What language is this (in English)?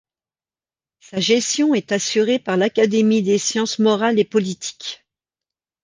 French